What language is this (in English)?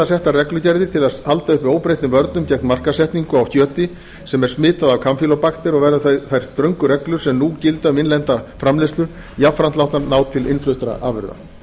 Icelandic